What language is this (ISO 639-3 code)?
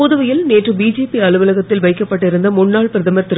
tam